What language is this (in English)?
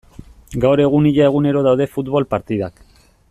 Basque